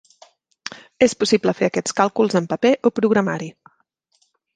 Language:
Catalan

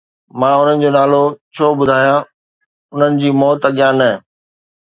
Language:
Sindhi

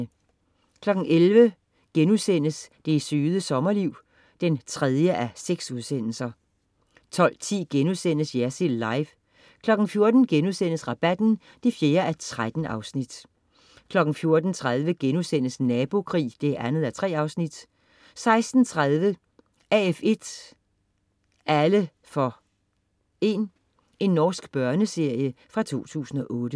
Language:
Danish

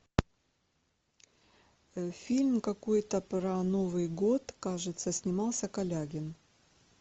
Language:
Russian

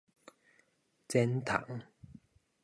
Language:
Min Nan Chinese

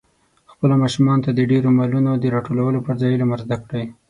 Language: Pashto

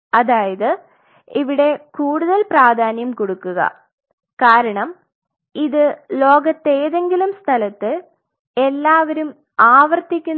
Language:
Malayalam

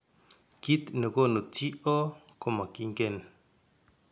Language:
Kalenjin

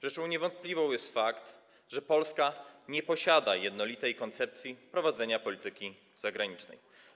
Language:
Polish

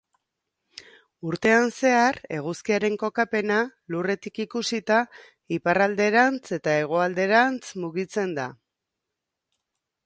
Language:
Basque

